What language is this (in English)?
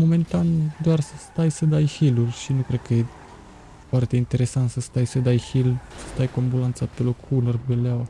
Romanian